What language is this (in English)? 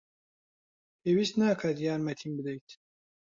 Central Kurdish